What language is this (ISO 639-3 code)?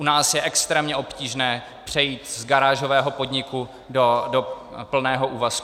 ces